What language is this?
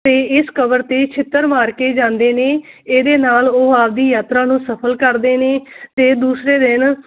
Punjabi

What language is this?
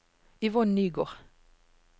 Norwegian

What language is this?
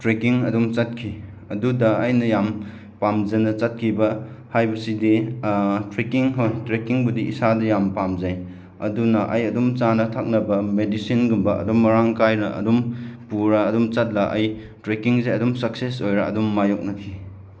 Manipuri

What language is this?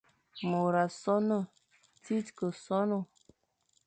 Fang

